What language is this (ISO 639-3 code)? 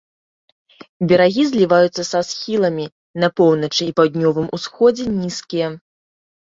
bel